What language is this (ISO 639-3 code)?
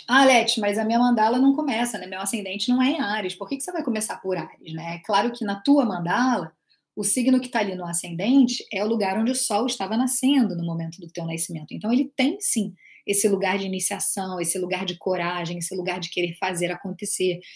por